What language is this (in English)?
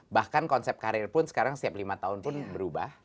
Indonesian